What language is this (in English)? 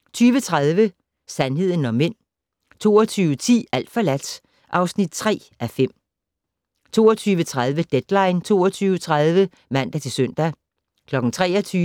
Danish